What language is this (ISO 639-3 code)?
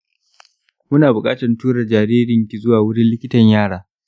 hau